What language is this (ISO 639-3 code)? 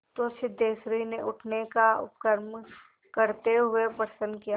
hin